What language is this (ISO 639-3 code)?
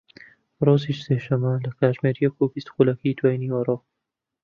ckb